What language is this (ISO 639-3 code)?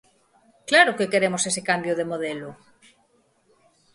glg